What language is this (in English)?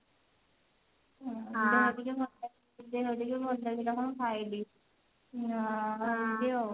Odia